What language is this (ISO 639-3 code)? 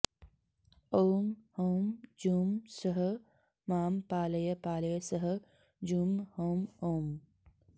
san